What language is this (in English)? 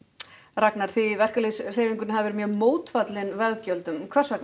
Icelandic